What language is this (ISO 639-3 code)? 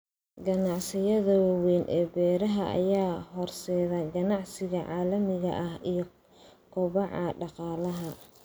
som